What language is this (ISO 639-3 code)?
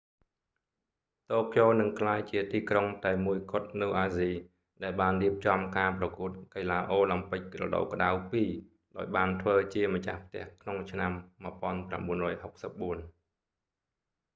khm